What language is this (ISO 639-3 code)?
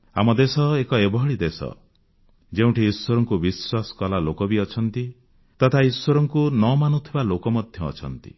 ori